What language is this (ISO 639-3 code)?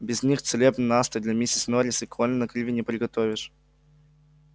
rus